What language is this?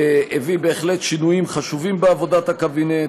Hebrew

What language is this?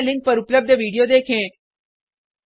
Hindi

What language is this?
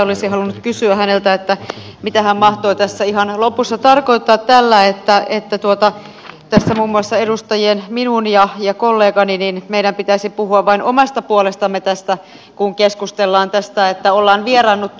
Finnish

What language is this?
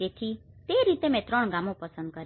Gujarati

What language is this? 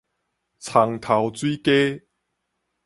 Min Nan Chinese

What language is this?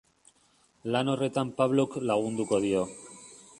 Basque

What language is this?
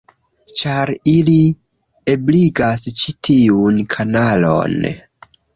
Esperanto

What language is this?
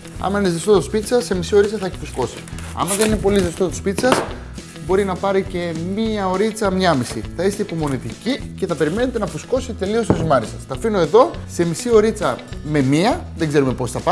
Greek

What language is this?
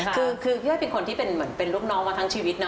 Thai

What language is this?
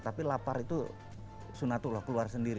Indonesian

